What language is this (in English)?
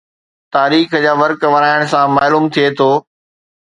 Sindhi